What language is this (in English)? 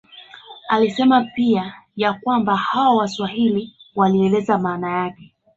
Swahili